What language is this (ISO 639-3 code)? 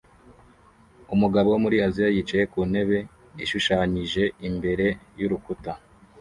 kin